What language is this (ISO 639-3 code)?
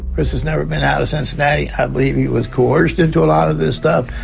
eng